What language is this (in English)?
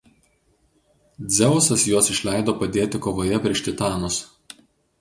Lithuanian